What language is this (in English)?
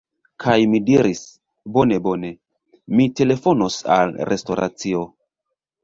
Esperanto